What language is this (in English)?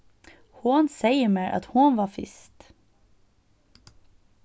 Faroese